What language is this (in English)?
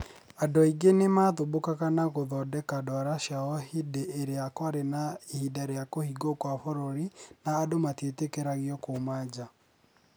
Kikuyu